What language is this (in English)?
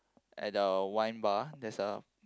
English